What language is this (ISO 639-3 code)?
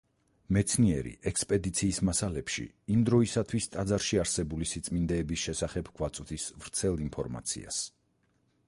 kat